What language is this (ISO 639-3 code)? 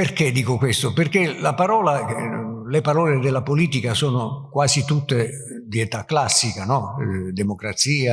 ita